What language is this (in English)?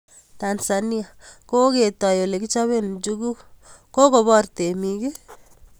Kalenjin